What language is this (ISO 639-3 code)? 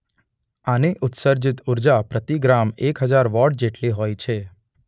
guj